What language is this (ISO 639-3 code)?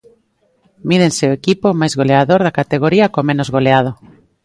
glg